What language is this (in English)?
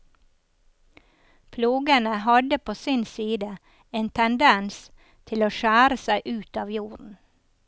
Norwegian